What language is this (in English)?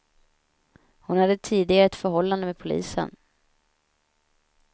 Swedish